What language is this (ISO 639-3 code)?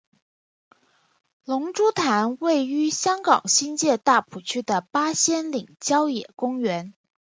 zho